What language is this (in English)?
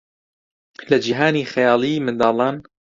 Central Kurdish